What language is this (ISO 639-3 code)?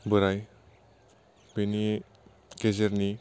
brx